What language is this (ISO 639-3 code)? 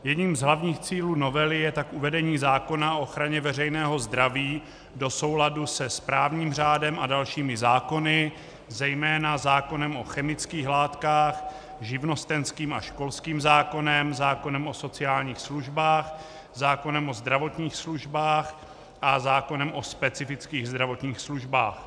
ces